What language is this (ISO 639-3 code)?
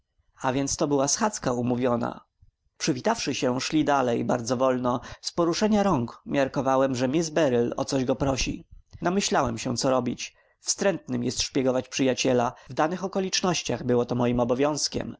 pol